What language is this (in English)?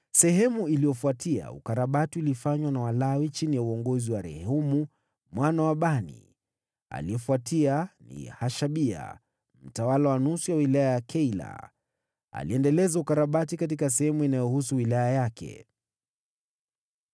Swahili